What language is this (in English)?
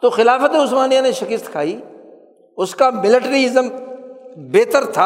Urdu